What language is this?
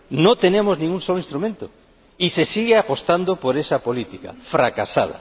Spanish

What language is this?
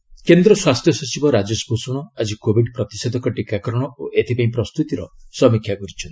Odia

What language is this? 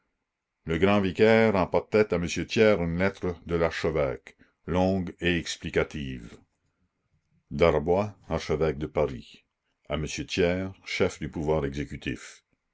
French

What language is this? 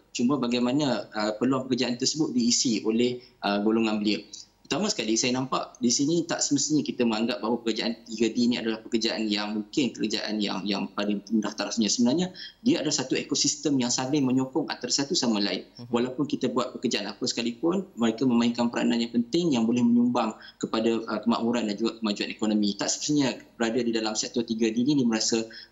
Malay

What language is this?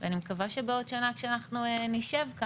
Hebrew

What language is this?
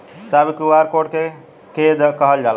Bhojpuri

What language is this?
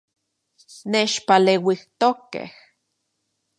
Central Puebla Nahuatl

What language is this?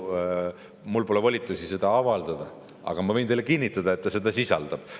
Estonian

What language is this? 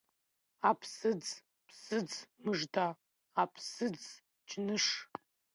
Abkhazian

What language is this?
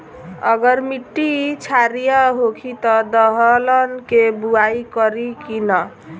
Bhojpuri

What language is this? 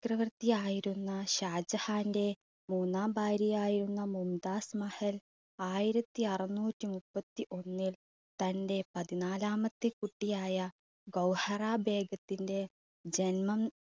Malayalam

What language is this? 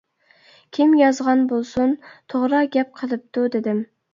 Uyghur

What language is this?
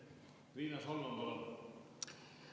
Estonian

